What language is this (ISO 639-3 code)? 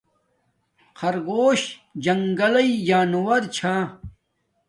dmk